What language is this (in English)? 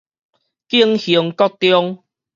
Min Nan Chinese